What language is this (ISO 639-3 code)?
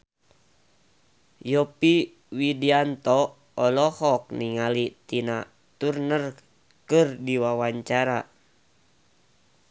sun